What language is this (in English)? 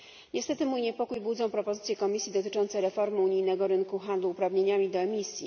Polish